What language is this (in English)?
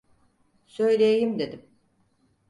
Turkish